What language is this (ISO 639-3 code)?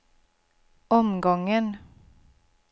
swe